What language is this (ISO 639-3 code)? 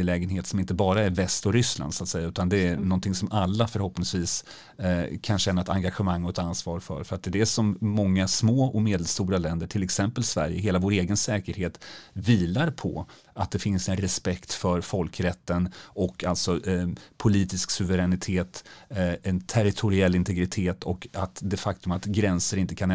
swe